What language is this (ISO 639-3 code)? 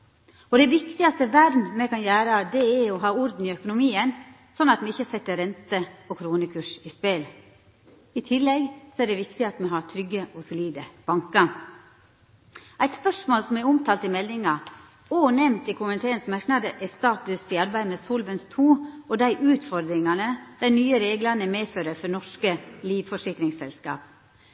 nno